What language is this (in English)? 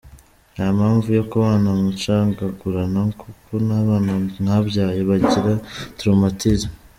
Kinyarwanda